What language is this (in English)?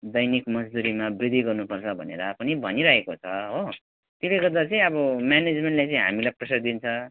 Nepali